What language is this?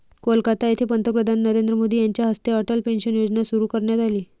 Marathi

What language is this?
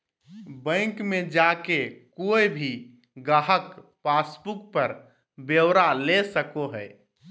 Magahi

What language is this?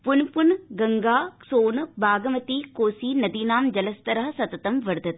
Sanskrit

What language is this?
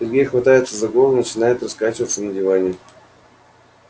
Russian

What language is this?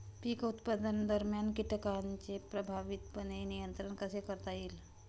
Marathi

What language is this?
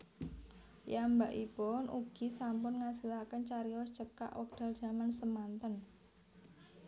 Javanese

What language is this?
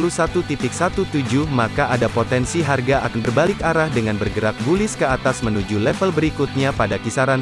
Indonesian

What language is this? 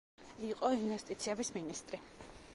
Georgian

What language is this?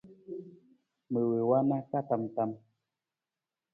Nawdm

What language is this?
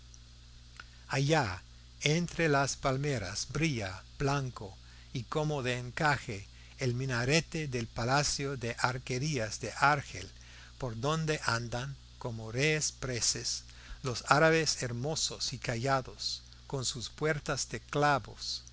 Spanish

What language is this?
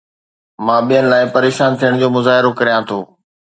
Sindhi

